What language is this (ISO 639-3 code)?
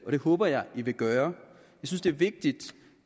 dan